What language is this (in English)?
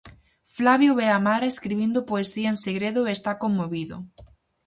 Galician